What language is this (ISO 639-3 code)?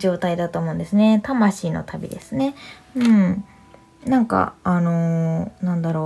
jpn